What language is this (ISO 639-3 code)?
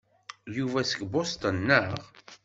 kab